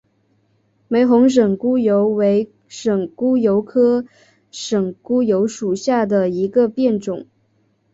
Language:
Chinese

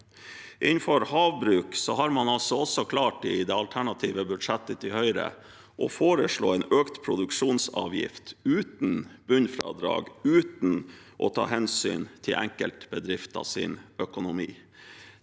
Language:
Norwegian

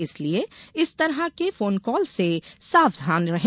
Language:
Hindi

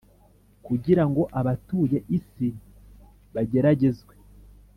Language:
Kinyarwanda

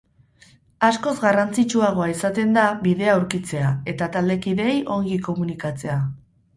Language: Basque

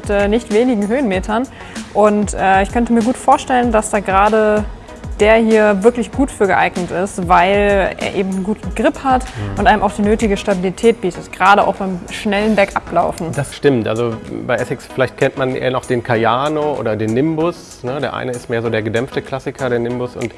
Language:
German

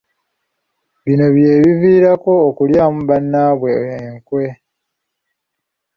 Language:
Ganda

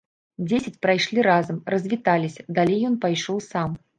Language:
Belarusian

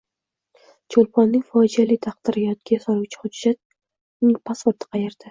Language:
Uzbek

